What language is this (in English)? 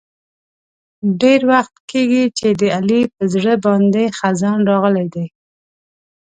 Pashto